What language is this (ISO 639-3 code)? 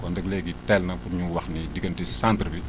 wol